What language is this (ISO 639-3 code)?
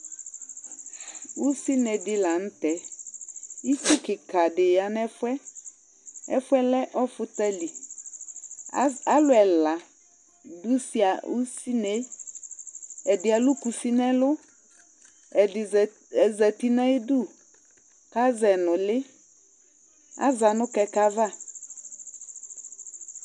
kpo